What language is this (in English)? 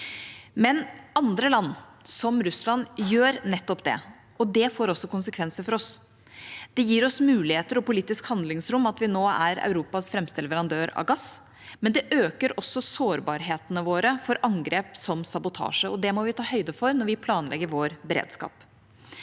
Norwegian